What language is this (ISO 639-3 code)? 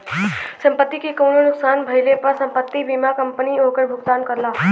bho